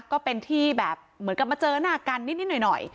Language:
Thai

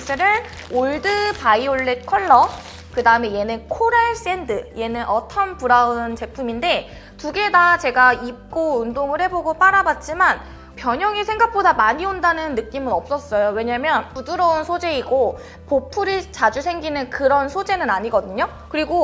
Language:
Korean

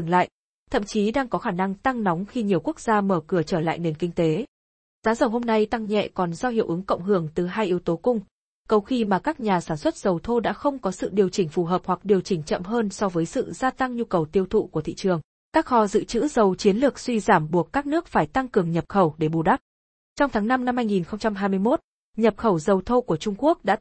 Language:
Vietnamese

